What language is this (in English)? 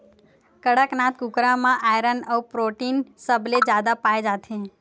Chhattisgarhi